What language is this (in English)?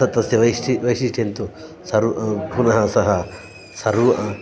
Sanskrit